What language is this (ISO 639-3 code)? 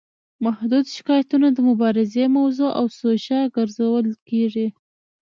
pus